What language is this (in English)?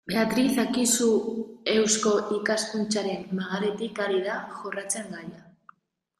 Basque